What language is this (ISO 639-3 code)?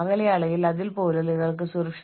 mal